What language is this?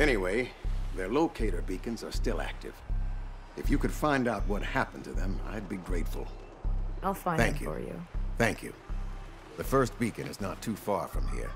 Polish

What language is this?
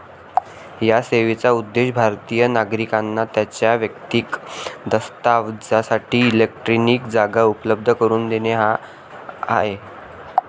Marathi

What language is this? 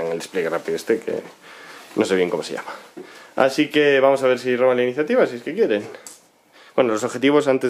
Spanish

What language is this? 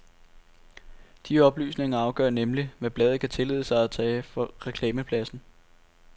Danish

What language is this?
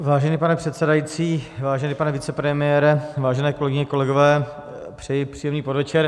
Czech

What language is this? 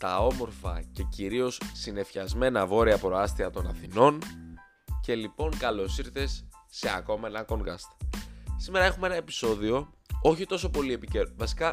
Greek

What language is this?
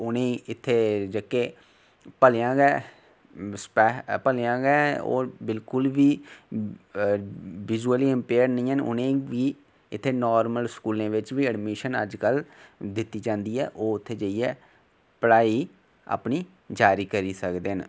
Dogri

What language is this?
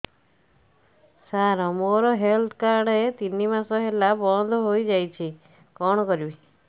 Odia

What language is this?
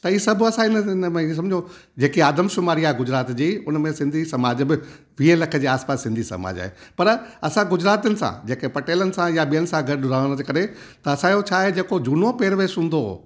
Sindhi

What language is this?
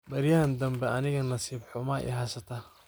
Somali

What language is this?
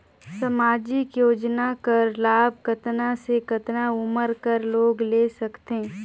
Chhattisgarhi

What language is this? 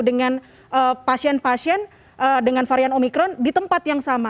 Indonesian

